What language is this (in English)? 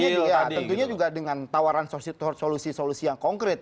Indonesian